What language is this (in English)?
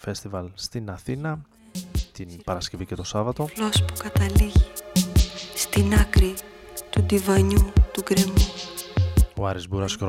Greek